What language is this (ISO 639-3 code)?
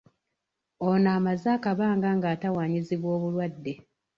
lug